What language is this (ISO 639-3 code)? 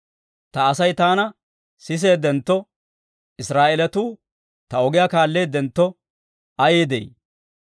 dwr